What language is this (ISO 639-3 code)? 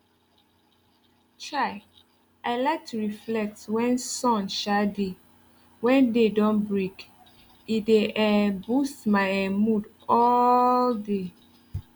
pcm